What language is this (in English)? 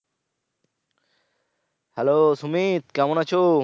Bangla